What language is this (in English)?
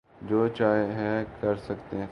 Urdu